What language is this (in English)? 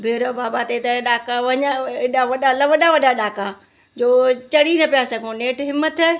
Sindhi